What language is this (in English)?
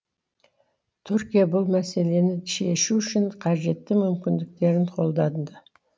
Kazakh